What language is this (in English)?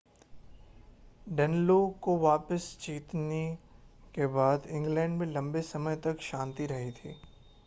Hindi